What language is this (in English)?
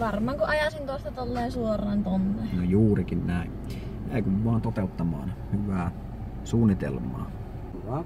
Finnish